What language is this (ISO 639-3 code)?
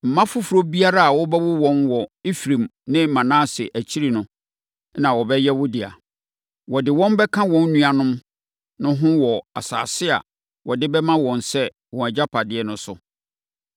aka